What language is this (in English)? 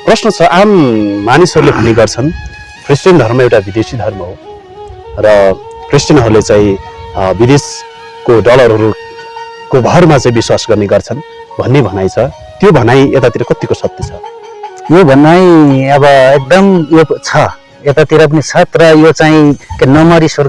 Nepali